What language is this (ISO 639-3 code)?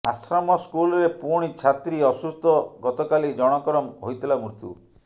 ori